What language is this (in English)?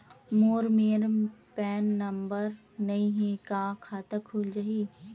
Chhattisgarhi